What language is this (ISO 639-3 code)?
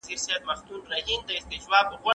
pus